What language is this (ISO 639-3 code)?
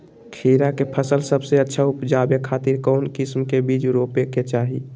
mag